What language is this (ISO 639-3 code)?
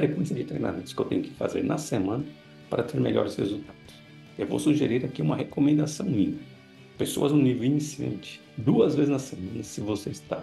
por